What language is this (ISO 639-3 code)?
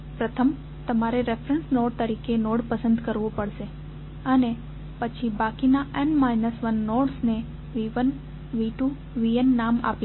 guj